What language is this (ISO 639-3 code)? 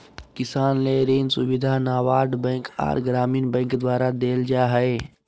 mag